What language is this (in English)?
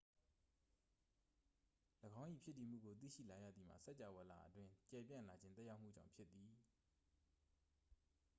Burmese